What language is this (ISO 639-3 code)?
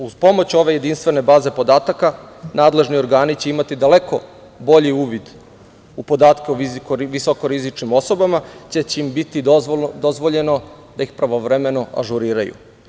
srp